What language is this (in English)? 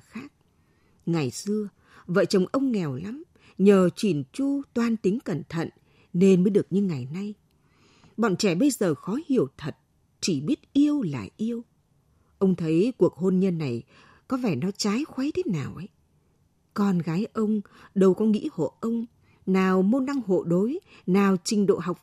Vietnamese